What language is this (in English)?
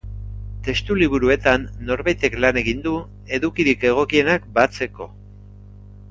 Basque